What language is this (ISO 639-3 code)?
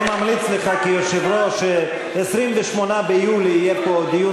heb